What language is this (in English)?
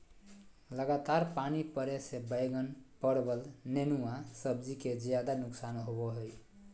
Magahi